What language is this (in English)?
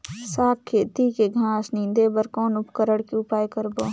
Chhattisgarhi